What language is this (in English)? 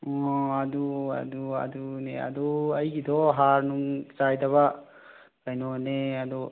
Manipuri